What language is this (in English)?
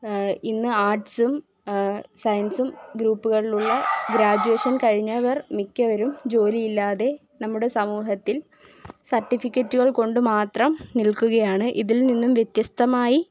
Malayalam